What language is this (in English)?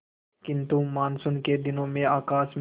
Hindi